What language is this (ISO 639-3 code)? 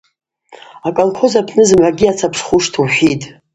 abq